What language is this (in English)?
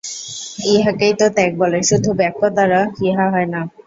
Bangla